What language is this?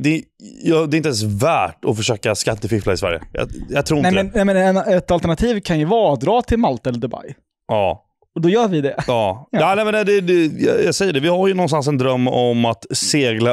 Swedish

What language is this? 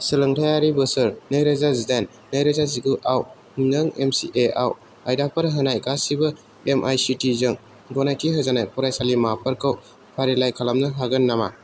Bodo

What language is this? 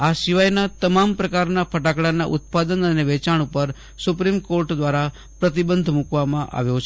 Gujarati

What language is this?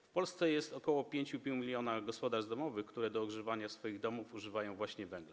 Polish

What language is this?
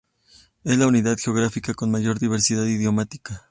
Spanish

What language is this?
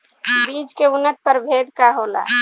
Bhojpuri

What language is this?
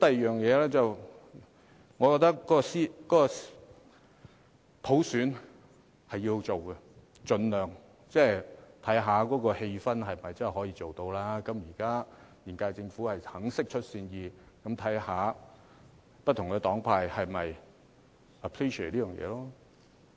Cantonese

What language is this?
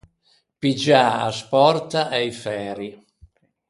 Ligurian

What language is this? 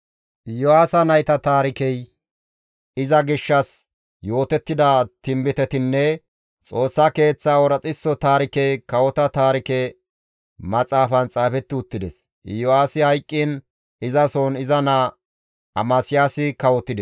Gamo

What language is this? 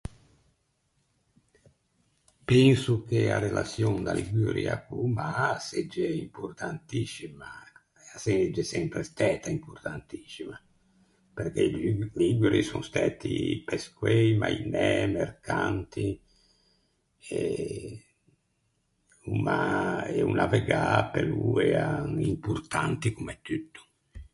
Ligurian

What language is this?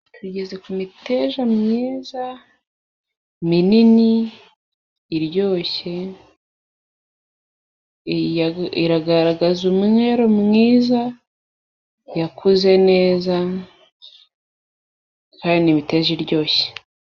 Kinyarwanda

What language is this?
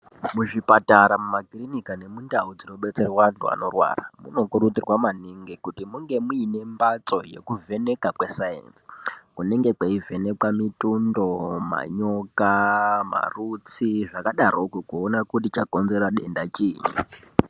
Ndau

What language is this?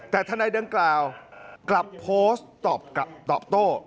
Thai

